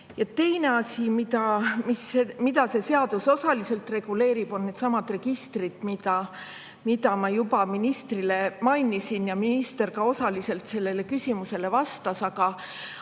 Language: Estonian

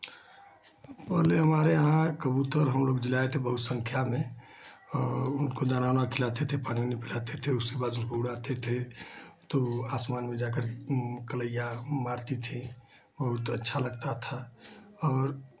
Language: Hindi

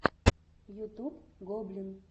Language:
Russian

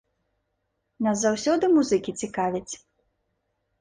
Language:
Belarusian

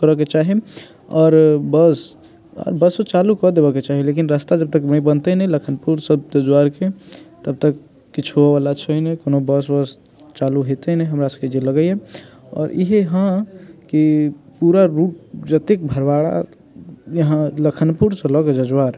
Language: Maithili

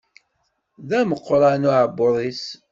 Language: Kabyle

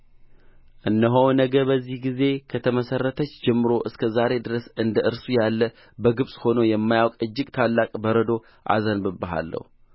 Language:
Amharic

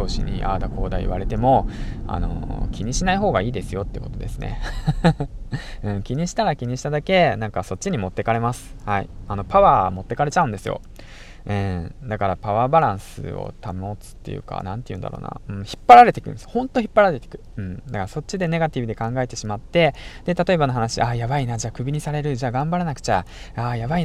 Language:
Japanese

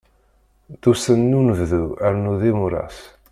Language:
Kabyle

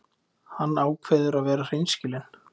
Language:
Icelandic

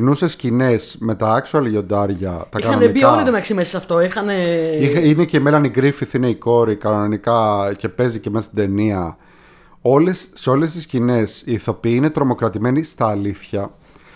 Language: Greek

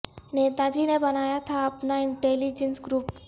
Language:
Urdu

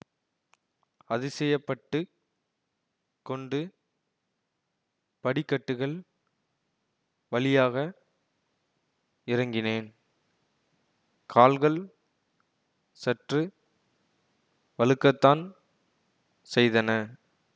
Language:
Tamil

